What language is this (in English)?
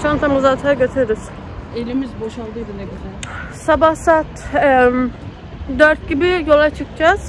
Turkish